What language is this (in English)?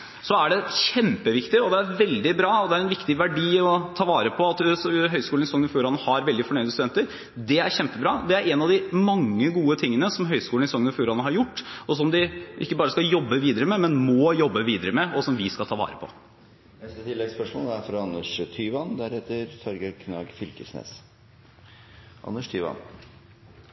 Norwegian